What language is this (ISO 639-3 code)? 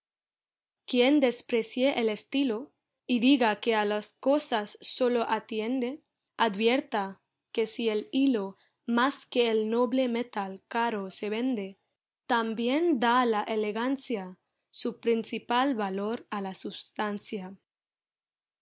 spa